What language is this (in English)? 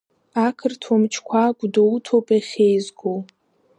Abkhazian